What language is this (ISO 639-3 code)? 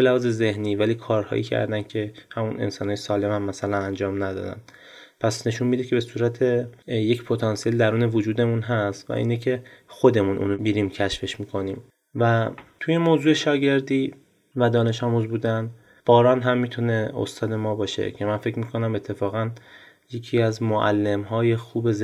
fas